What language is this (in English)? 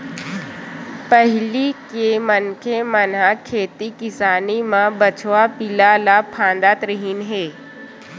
Chhattisgarhi